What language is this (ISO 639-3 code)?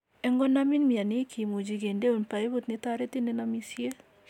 kln